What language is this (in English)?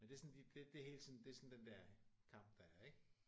Danish